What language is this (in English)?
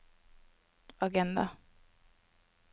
Norwegian